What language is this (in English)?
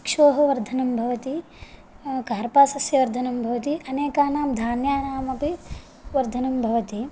Sanskrit